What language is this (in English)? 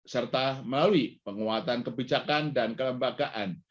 Indonesian